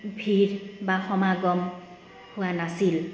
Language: Assamese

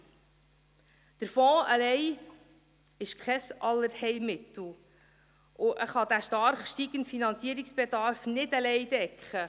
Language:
Swiss German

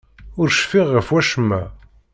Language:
Kabyle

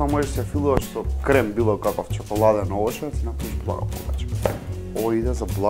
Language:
Macedonian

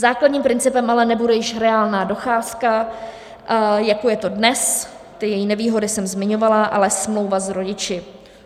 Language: Czech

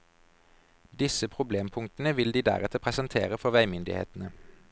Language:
Norwegian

